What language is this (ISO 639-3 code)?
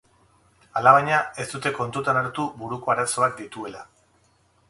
eus